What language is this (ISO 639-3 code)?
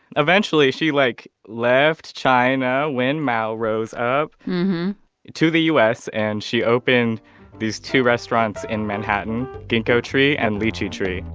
eng